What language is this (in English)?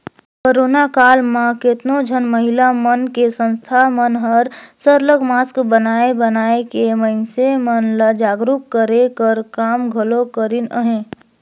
Chhattisgarhi